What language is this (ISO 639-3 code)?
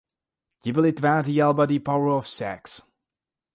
ces